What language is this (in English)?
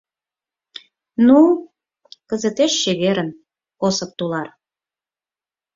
Mari